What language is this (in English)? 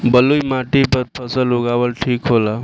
Bhojpuri